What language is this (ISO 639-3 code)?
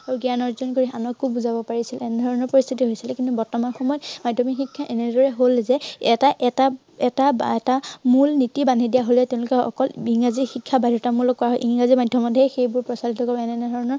asm